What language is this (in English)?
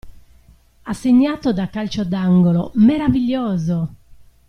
Italian